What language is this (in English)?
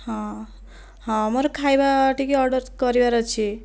Odia